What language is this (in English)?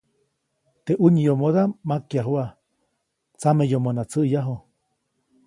Copainalá Zoque